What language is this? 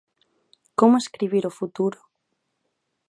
Galician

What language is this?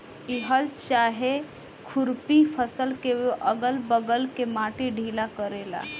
Bhojpuri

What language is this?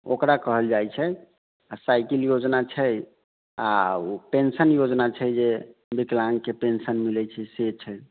Maithili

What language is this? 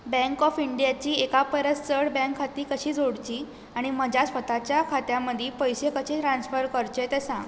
Konkani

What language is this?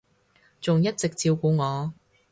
Cantonese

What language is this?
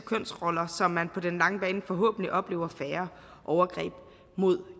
Danish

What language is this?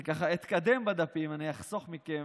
Hebrew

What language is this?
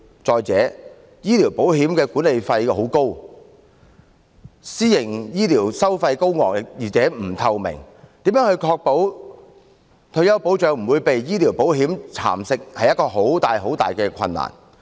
Cantonese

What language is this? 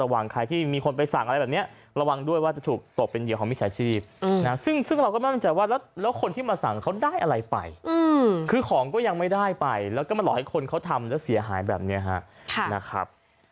Thai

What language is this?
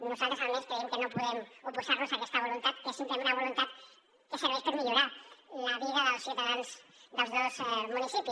Catalan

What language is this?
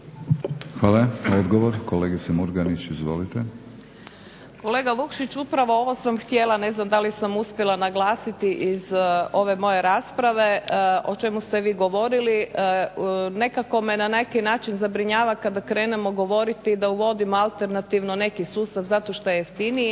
Croatian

